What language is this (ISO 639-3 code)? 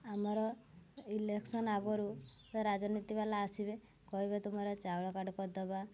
ori